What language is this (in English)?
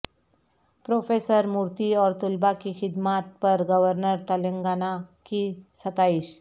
Urdu